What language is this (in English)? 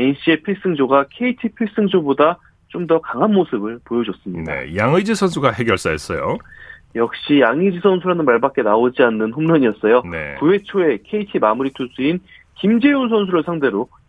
Korean